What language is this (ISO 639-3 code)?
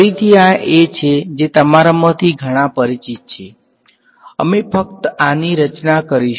guj